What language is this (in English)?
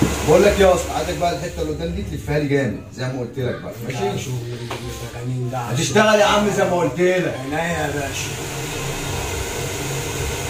Arabic